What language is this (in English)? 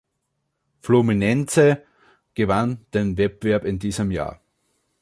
German